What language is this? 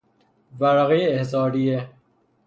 Persian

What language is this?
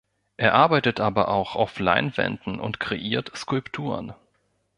German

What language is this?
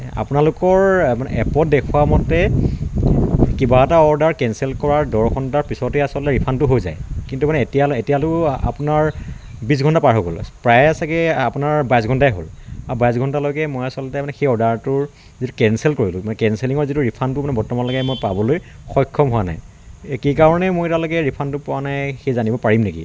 Assamese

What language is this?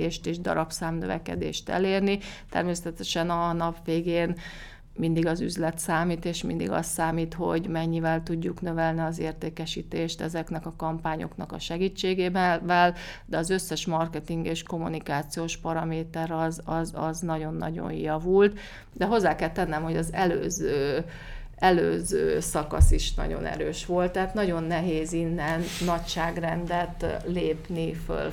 Hungarian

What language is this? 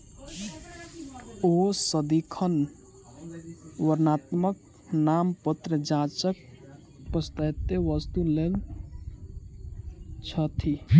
Maithili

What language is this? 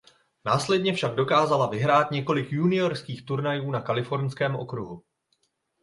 Czech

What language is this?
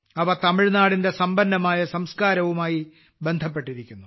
Malayalam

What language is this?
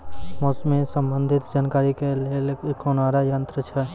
Maithili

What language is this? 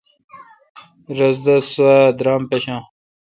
Kalkoti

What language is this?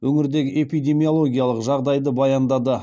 Kazakh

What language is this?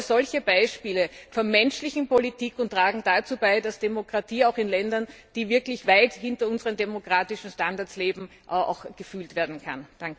German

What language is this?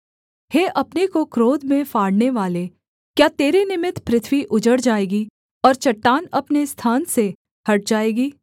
Hindi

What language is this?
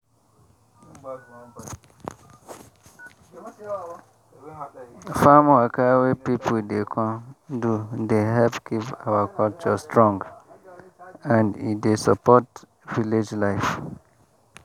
Nigerian Pidgin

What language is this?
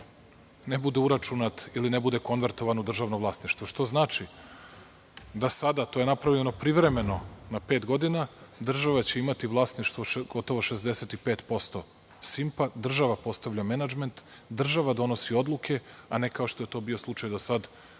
Serbian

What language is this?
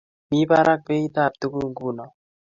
Kalenjin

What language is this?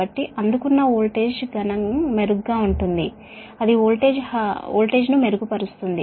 Telugu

